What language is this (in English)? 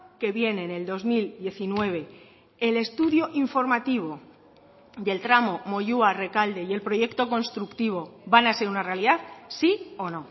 Spanish